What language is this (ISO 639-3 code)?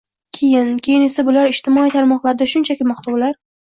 uzb